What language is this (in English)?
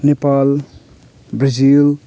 Nepali